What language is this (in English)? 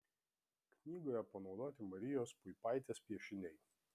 Lithuanian